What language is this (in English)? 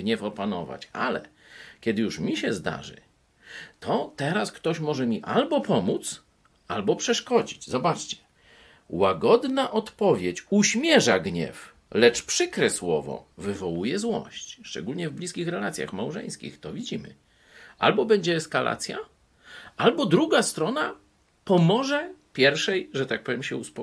Polish